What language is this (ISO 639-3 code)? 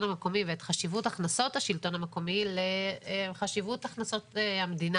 heb